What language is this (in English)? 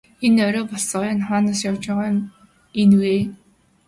Mongolian